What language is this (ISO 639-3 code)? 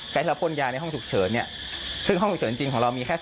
tha